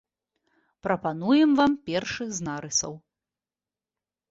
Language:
Belarusian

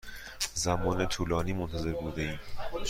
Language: Persian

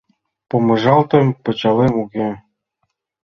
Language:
Mari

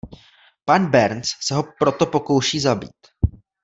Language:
Czech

